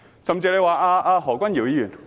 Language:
Cantonese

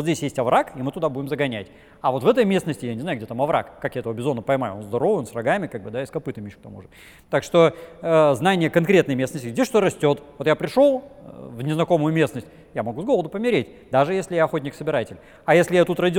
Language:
Russian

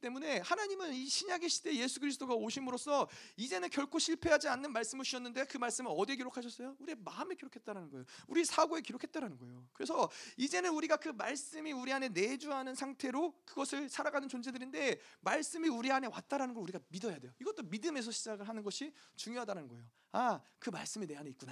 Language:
Korean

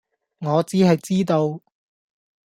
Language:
Cantonese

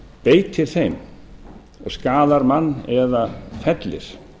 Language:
Icelandic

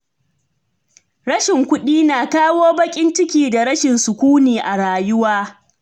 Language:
Hausa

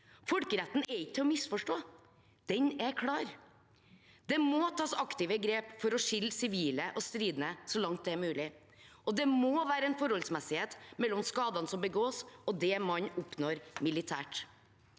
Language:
Norwegian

